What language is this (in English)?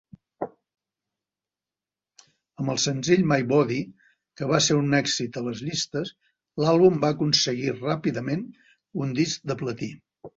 Catalan